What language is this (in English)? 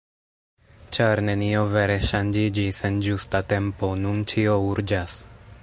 Esperanto